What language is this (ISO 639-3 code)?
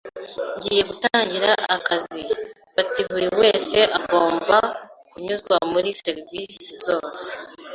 kin